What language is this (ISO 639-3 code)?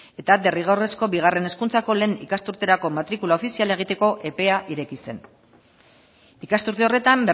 eus